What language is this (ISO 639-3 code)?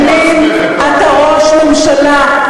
heb